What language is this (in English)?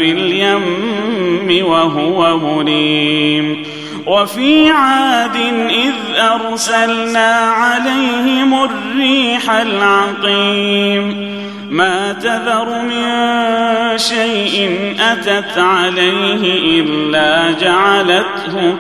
Arabic